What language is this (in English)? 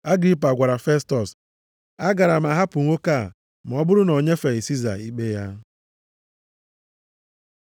Igbo